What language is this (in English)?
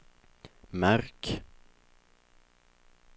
Swedish